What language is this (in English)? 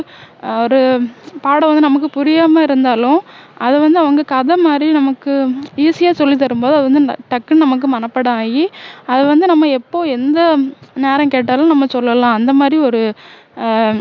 Tamil